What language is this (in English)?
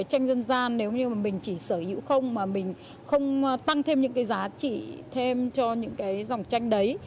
Vietnamese